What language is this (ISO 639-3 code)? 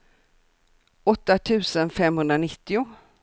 swe